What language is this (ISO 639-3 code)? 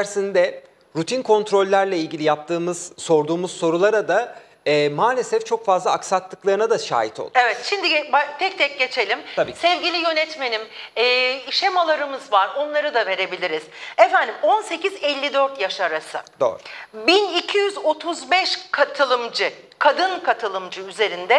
tur